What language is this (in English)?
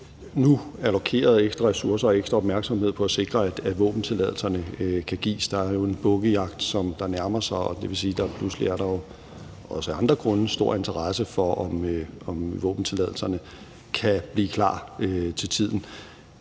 Danish